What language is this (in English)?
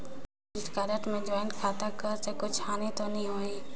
Chhattisgarhi